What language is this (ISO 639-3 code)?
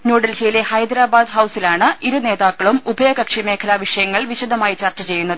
mal